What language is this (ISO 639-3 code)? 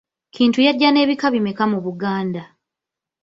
lug